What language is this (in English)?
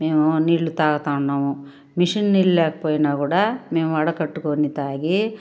Telugu